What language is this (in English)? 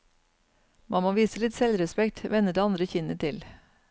Norwegian